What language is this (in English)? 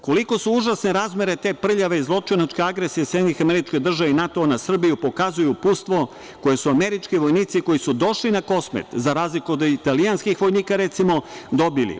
Serbian